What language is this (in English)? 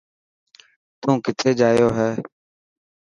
Dhatki